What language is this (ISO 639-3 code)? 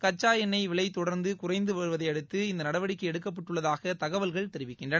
tam